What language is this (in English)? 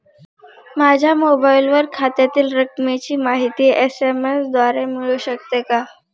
Marathi